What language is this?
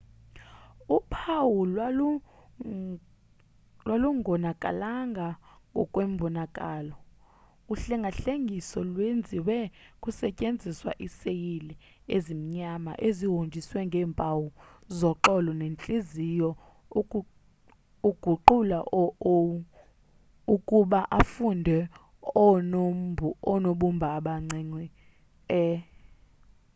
Xhosa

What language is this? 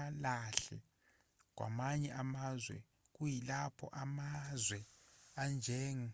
Zulu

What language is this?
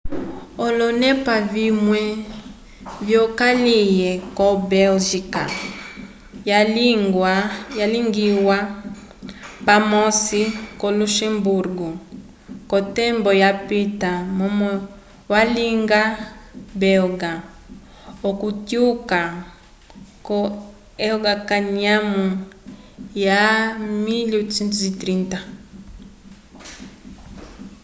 Umbundu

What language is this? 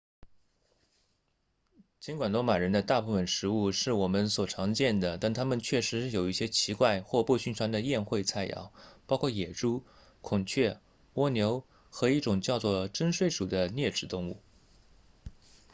Chinese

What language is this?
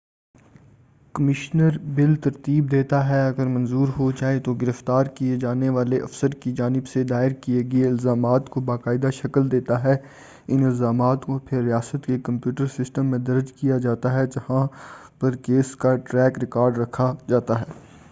Urdu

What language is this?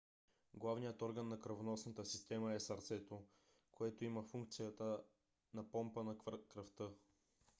Bulgarian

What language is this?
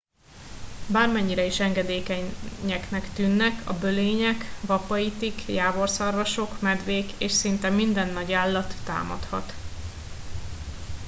Hungarian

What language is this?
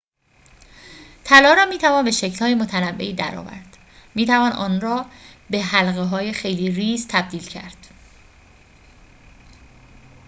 Persian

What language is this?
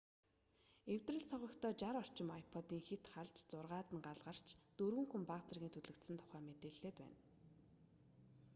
Mongolian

